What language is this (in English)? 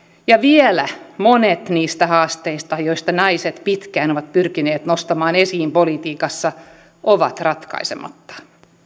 Finnish